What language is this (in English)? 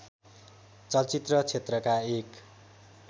Nepali